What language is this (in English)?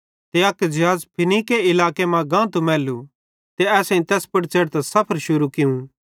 Bhadrawahi